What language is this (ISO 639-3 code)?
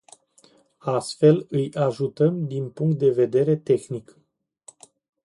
ron